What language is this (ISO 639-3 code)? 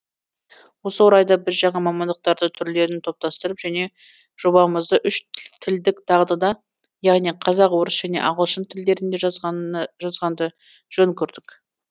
kaz